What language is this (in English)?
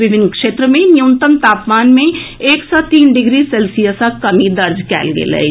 Maithili